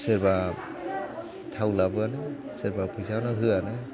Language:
Bodo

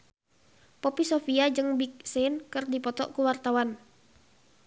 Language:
Sundanese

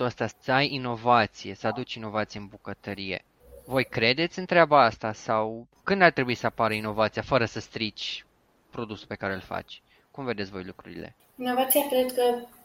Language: Romanian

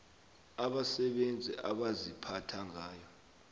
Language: South Ndebele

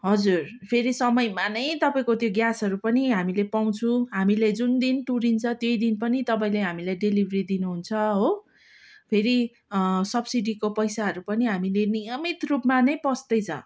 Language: Nepali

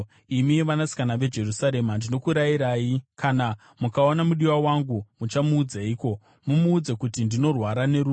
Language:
Shona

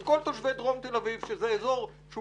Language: Hebrew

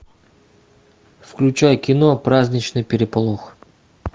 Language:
Russian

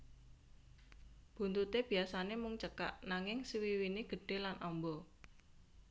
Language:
Javanese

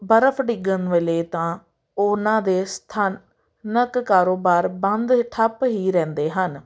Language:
Punjabi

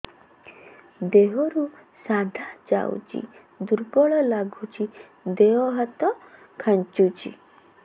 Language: Odia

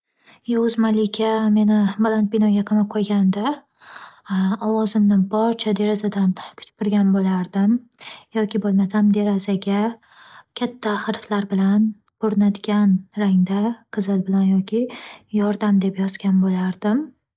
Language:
Uzbek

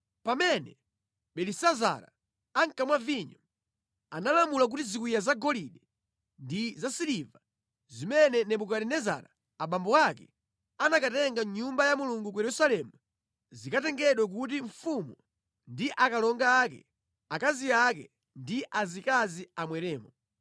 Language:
Nyanja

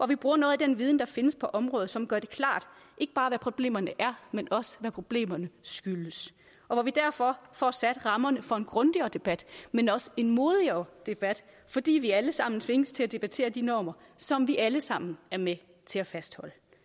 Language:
Danish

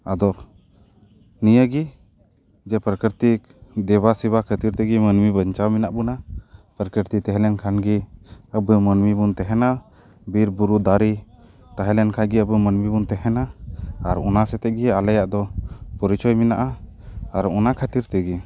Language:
Santali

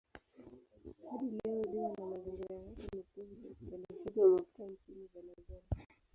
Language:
Swahili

